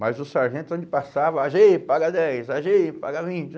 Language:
Portuguese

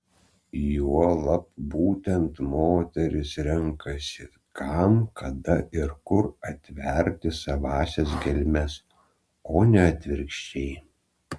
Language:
Lithuanian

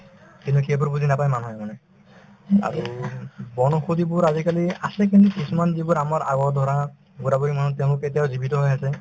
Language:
Assamese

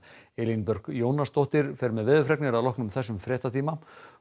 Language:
Icelandic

